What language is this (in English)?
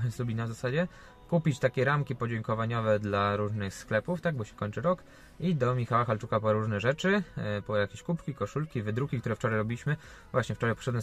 Polish